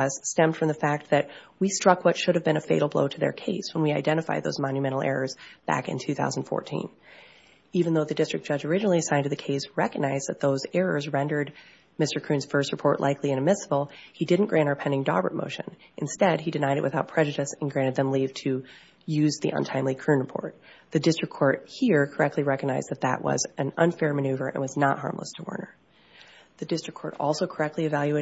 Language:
English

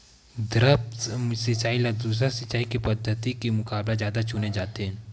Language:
Chhattisgarhi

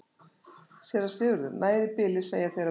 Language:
Icelandic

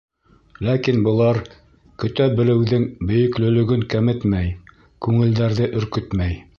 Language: Bashkir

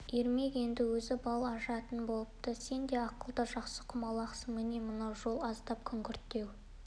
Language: Kazakh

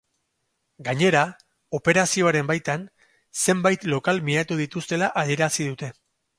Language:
Basque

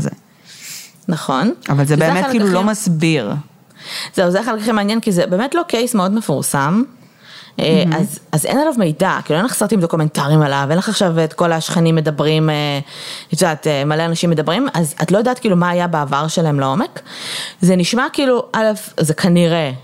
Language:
Hebrew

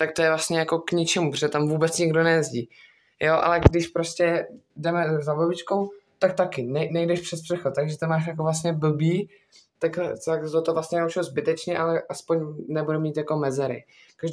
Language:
Czech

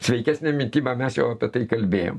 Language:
Lithuanian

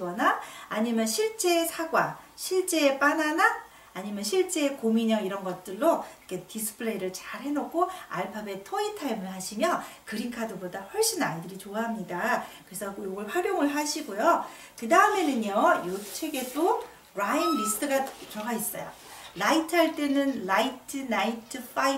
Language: Korean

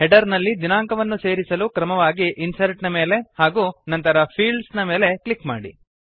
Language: Kannada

